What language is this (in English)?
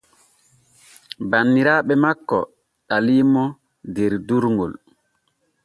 Borgu Fulfulde